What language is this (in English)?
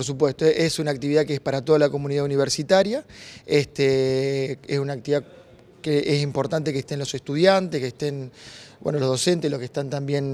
Spanish